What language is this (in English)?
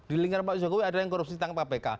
Indonesian